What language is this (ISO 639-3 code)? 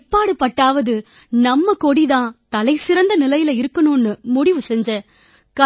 tam